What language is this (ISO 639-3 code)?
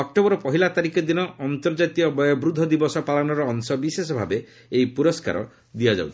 ori